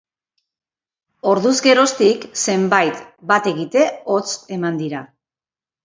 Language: Basque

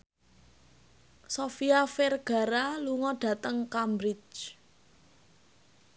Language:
Javanese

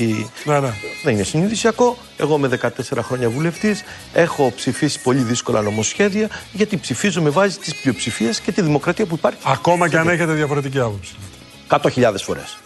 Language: Greek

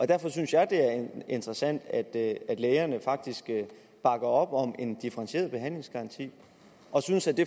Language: Danish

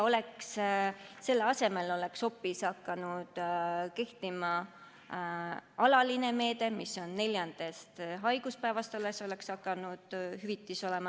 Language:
Estonian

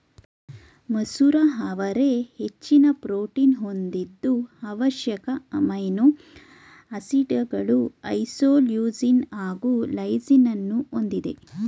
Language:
Kannada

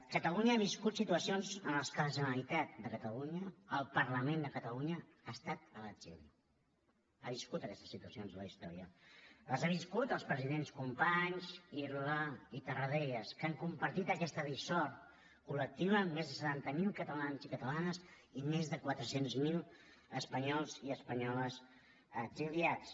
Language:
Catalan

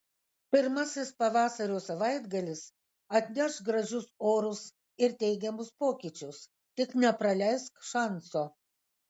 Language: Lithuanian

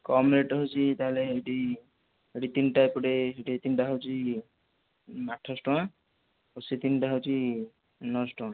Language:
Odia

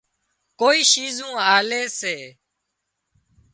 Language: Wadiyara Koli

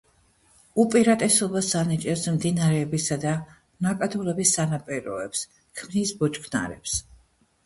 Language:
Georgian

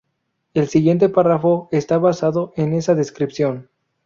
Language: Spanish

